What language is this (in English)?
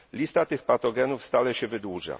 Polish